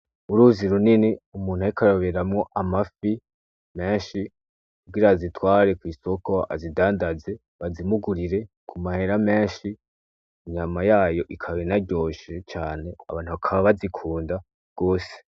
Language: Rundi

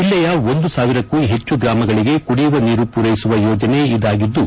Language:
Kannada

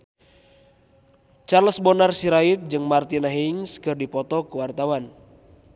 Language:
Sundanese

